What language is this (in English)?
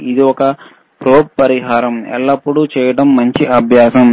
Telugu